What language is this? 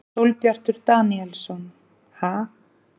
Icelandic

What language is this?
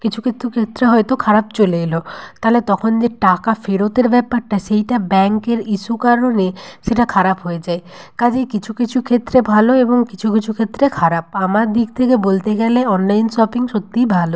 Bangla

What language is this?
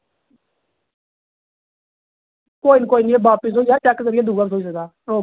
Dogri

